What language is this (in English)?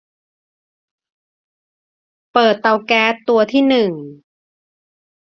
Thai